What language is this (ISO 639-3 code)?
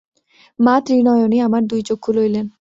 ben